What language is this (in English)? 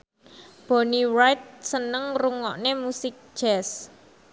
Javanese